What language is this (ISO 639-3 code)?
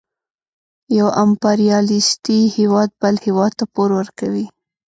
pus